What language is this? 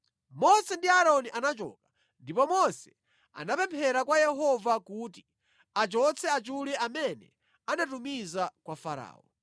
Nyanja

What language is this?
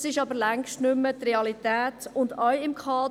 Swiss German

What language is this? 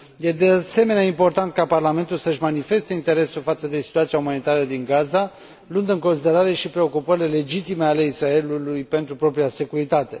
Romanian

